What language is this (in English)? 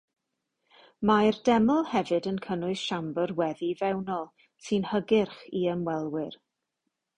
Welsh